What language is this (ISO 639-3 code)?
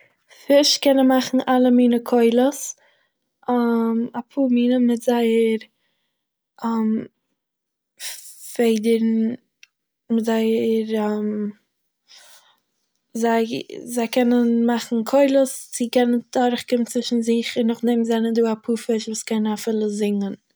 yid